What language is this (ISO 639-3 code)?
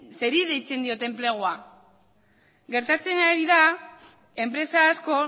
eus